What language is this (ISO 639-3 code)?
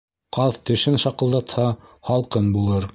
bak